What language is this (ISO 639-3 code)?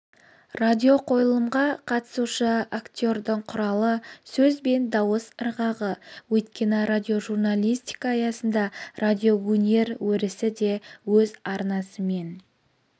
kaz